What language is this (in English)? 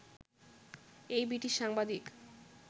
Bangla